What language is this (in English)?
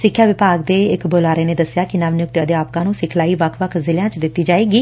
Punjabi